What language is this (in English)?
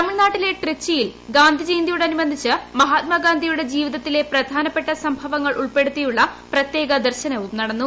Malayalam